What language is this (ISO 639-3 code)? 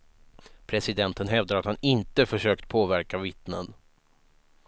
swe